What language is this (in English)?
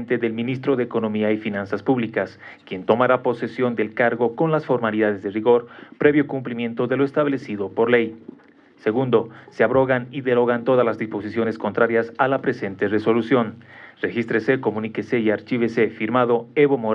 Spanish